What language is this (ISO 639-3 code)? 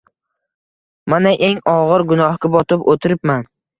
uzb